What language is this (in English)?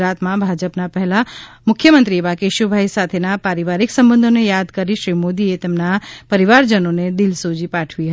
Gujarati